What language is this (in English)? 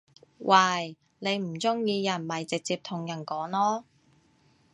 Cantonese